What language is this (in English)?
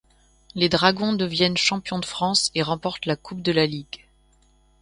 French